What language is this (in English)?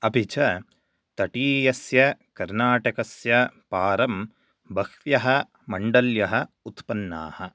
Sanskrit